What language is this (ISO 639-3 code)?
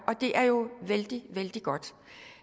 dan